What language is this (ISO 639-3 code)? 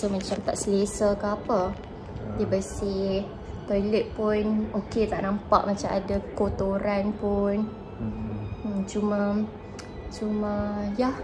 msa